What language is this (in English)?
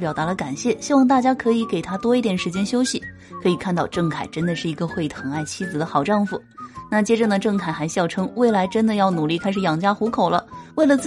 Chinese